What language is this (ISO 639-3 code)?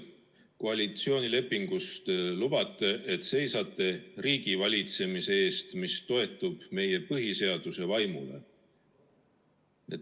est